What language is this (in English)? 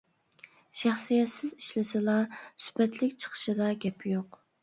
Uyghur